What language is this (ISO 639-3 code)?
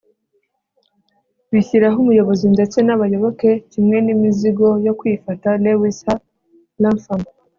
kin